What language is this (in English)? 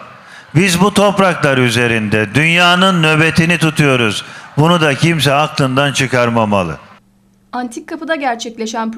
Turkish